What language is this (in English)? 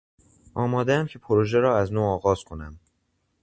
Persian